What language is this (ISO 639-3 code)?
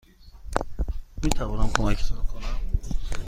fas